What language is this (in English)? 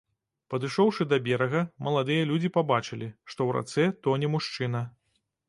Belarusian